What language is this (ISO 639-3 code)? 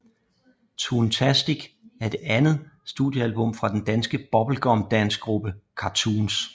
dan